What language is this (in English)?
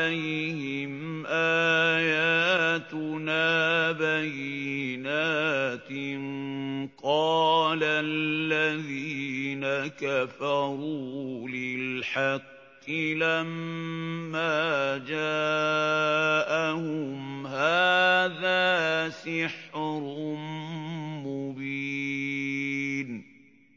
Arabic